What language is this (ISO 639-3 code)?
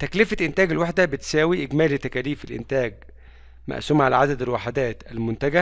ara